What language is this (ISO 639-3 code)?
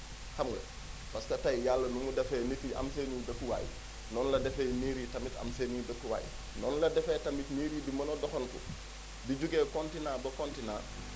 wol